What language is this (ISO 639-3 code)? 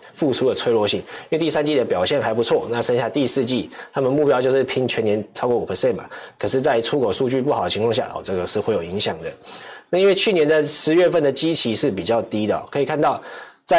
zho